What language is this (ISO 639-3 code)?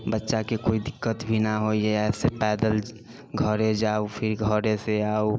mai